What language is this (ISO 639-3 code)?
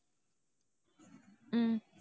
tam